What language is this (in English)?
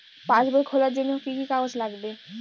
Bangla